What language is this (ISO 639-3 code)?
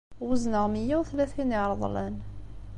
kab